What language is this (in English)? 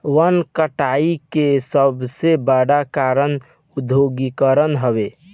Bhojpuri